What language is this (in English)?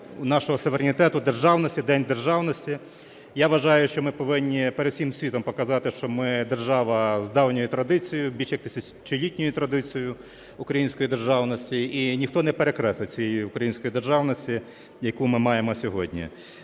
Ukrainian